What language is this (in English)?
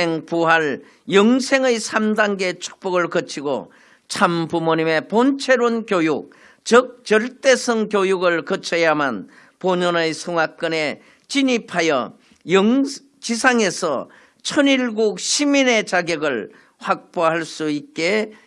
Korean